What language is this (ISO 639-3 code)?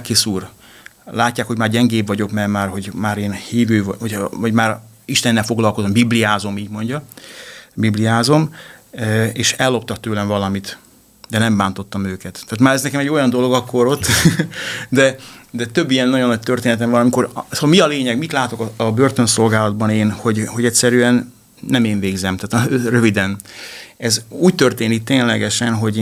hun